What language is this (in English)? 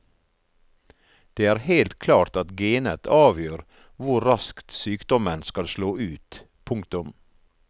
Norwegian